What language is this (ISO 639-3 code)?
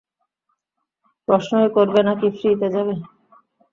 ben